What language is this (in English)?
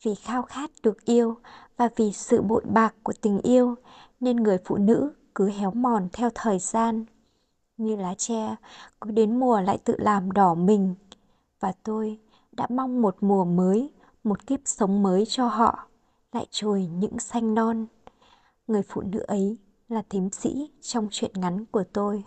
Vietnamese